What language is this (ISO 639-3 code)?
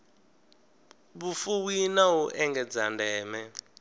ven